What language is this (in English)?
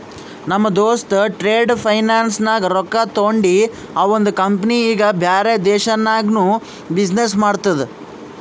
Kannada